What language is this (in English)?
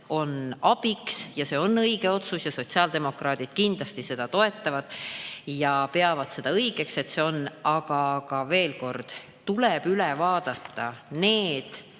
Estonian